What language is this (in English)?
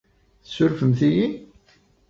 Kabyle